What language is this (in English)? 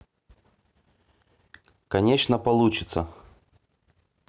Russian